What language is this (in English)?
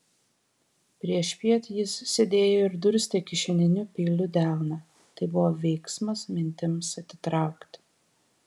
Lithuanian